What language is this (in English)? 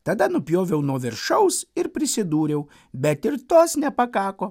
Lithuanian